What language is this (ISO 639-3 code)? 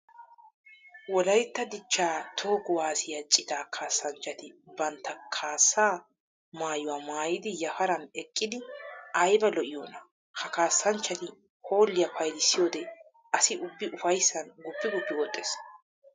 wal